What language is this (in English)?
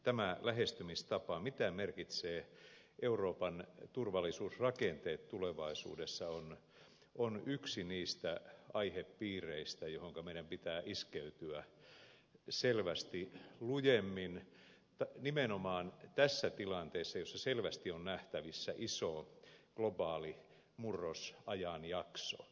Finnish